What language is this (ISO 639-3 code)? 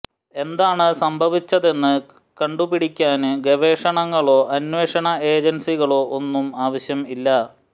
mal